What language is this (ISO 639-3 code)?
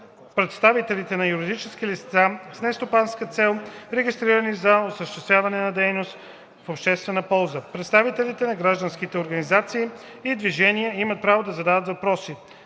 bul